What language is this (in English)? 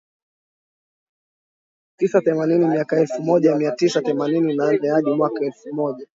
Swahili